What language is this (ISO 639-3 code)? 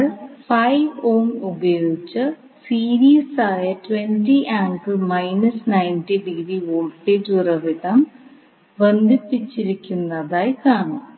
mal